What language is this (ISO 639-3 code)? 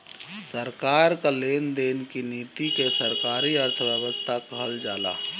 bho